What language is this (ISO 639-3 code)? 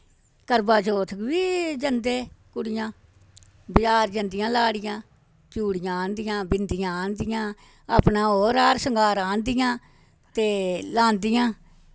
doi